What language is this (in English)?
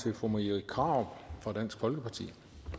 Danish